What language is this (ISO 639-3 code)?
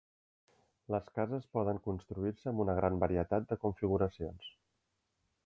cat